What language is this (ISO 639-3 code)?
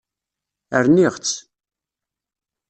kab